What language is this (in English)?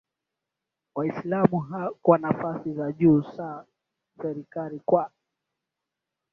Swahili